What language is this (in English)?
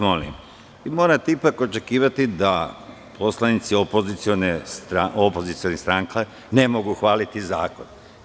Serbian